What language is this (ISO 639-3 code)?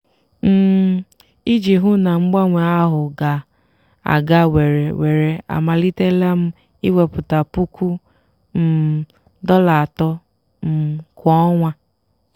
ibo